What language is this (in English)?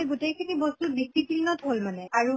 Assamese